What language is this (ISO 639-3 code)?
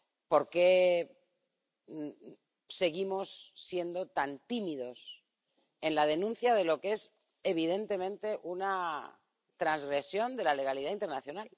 spa